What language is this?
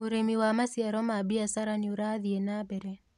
Kikuyu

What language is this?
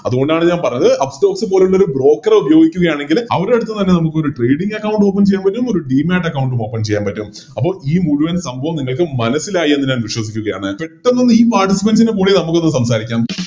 Malayalam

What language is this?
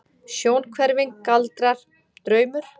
Icelandic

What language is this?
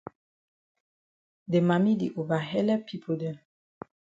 Cameroon Pidgin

